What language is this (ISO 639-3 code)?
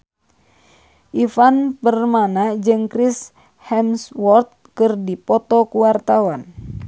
sun